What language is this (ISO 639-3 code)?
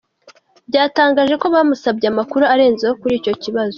kin